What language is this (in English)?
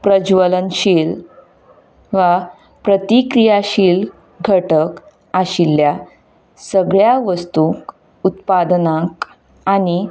Konkani